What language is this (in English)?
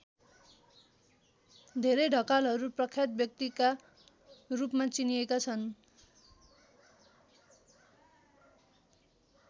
Nepali